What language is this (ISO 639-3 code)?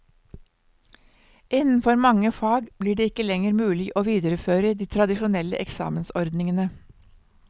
nor